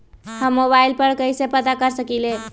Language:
Magahi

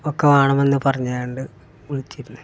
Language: Malayalam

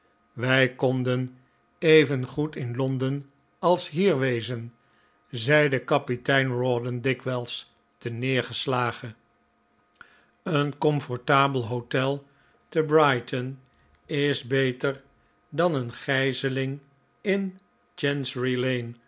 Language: Dutch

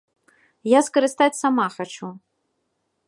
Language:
Belarusian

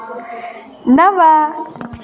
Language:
Sanskrit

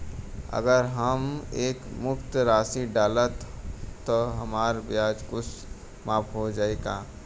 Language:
Bhojpuri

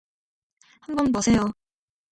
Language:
Korean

